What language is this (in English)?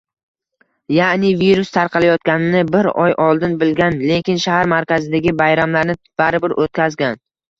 Uzbek